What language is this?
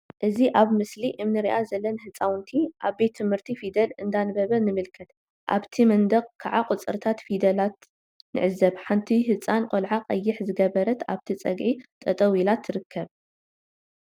Tigrinya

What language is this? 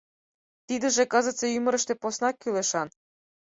Mari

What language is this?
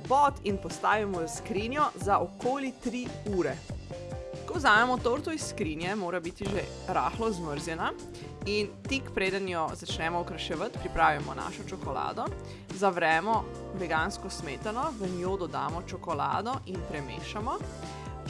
Slovenian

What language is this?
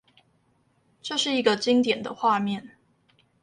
Chinese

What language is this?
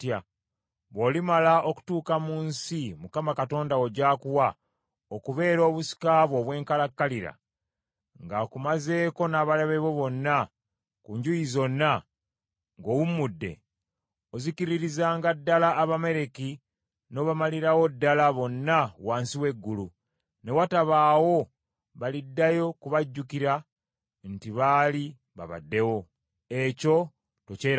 Ganda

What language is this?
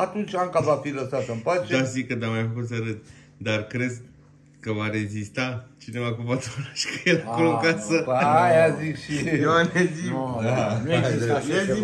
Romanian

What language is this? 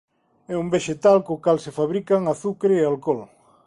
Galician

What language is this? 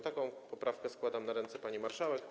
Polish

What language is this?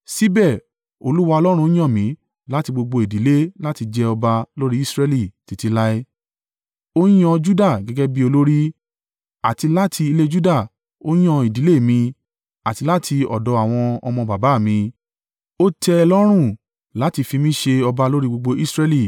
Yoruba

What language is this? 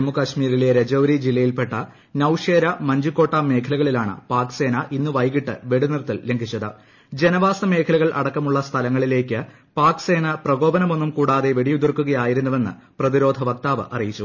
Malayalam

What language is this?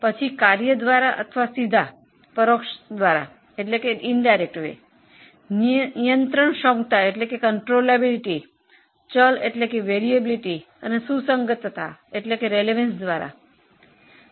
Gujarati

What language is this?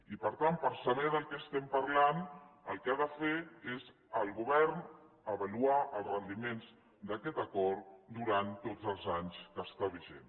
Catalan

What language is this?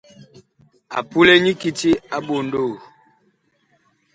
Bakoko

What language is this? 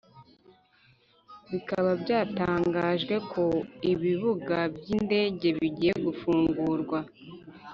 Kinyarwanda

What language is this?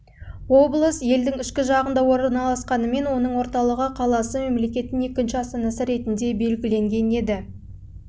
Kazakh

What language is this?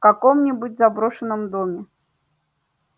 Russian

